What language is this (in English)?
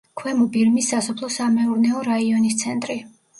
Georgian